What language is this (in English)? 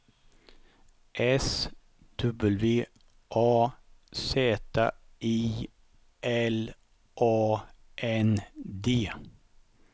Swedish